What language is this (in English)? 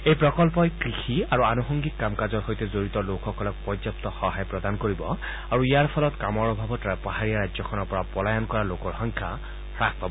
Assamese